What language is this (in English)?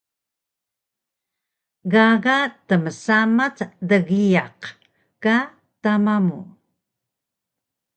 Taroko